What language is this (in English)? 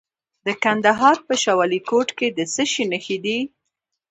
Pashto